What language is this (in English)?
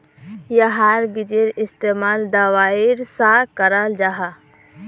Magahi